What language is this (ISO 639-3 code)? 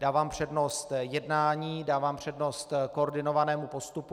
ces